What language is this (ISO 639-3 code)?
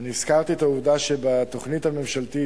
heb